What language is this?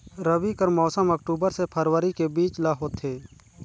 Chhattisgarhi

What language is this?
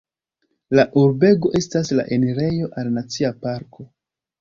Esperanto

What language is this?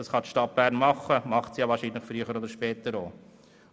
Swiss German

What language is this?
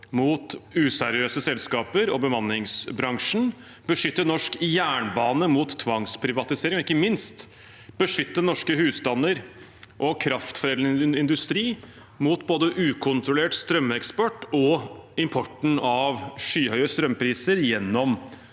Norwegian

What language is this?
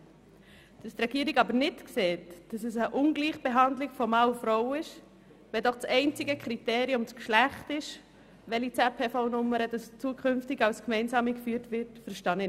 Swiss German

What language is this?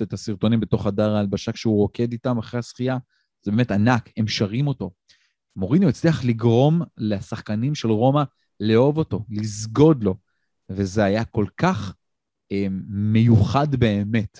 Hebrew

